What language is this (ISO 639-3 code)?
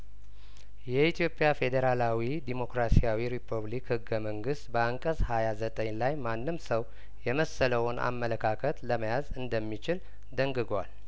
amh